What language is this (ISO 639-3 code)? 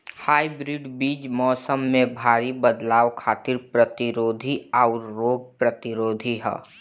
bho